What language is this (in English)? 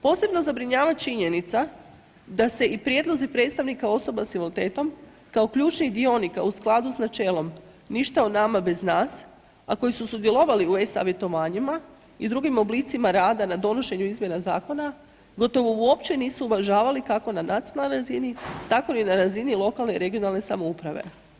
Croatian